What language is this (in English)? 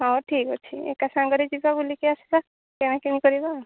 Odia